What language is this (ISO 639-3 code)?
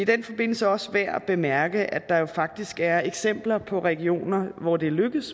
dan